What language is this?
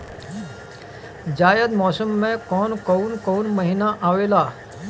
Bhojpuri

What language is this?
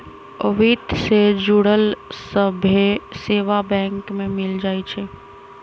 Magahi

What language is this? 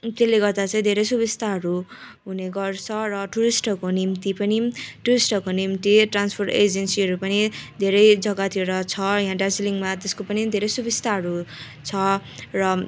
Nepali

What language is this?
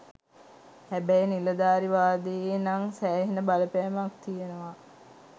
Sinhala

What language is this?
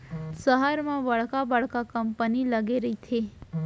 Chhattisgarhi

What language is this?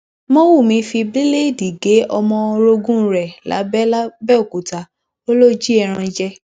Yoruba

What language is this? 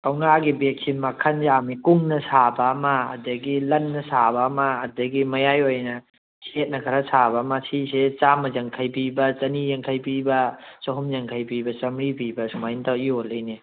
Manipuri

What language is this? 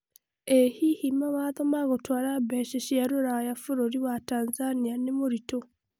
Kikuyu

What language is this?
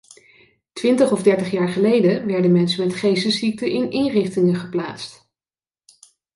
Dutch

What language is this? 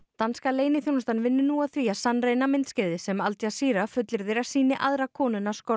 Icelandic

